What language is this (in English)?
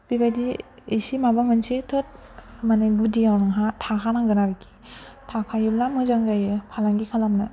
Bodo